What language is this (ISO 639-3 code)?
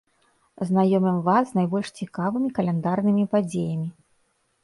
bel